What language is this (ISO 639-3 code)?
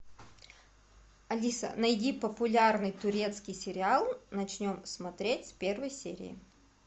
rus